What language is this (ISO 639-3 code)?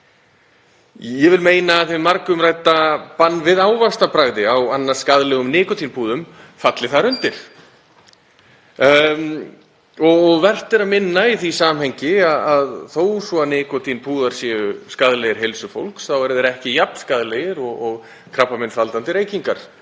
isl